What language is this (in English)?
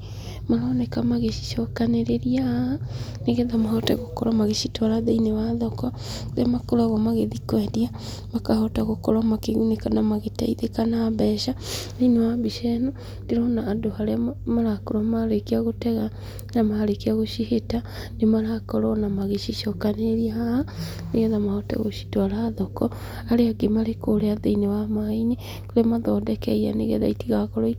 Kikuyu